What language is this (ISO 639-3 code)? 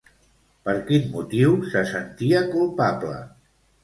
cat